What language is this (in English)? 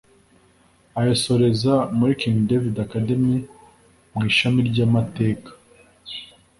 Kinyarwanda